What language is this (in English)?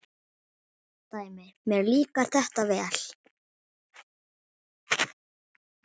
Icelandic